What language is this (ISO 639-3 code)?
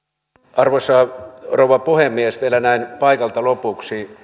fin